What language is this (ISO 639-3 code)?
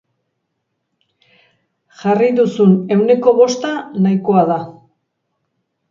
eus